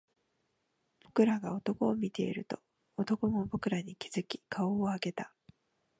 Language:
Japanese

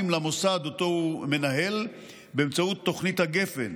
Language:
Hebrew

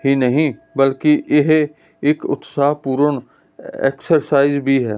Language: Punjabi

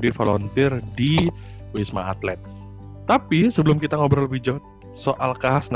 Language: Indonesian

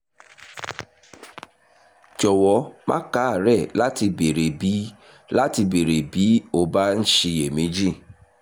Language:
Yoruba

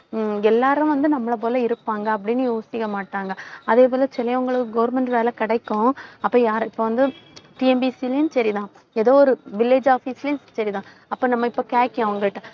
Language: Tamil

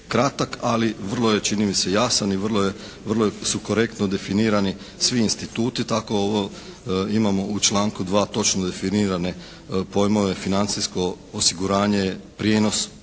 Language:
Croatian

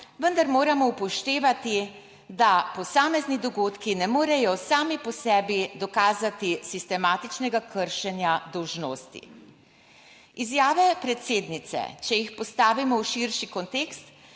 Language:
Slovenian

